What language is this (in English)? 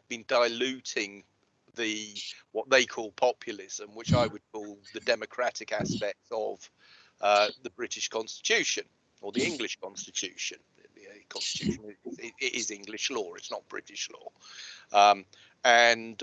English